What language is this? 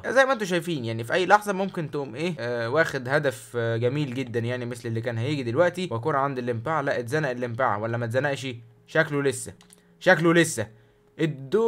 Arabic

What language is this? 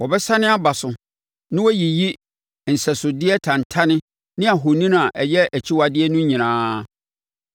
Akan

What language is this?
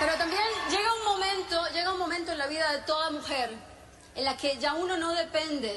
Spanish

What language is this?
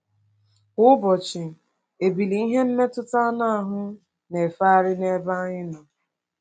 Igbo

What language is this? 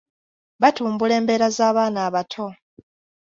Ganda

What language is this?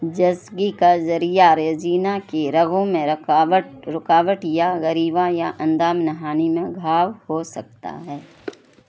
Urdu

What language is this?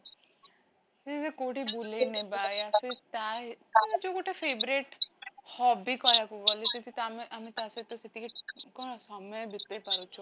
Odia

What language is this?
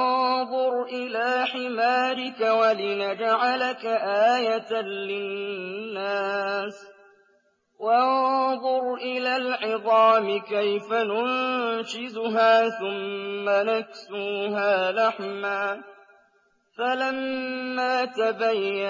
Arabic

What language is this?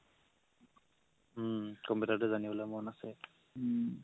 Assamese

